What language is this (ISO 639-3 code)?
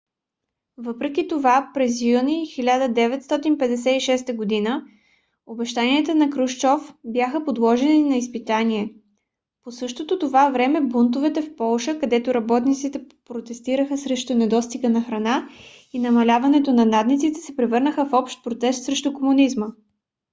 bul